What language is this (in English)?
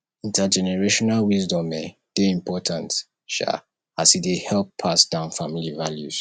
Nigerian Pidgin